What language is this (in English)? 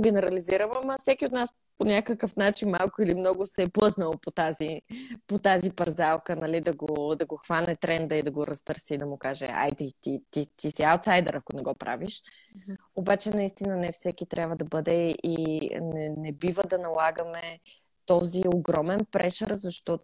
Bulgarian